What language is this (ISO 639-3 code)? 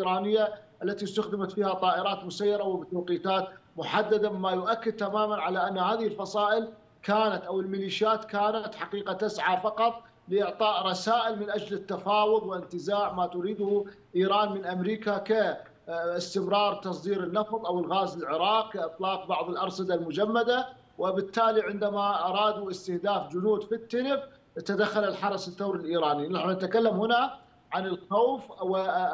ara